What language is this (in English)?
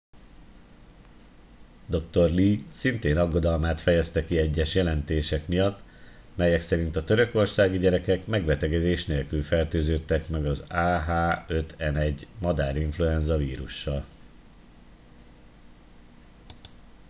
Hungarian